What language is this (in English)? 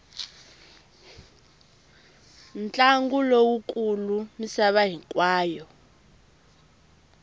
Tsonga